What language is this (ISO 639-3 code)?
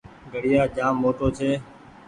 gig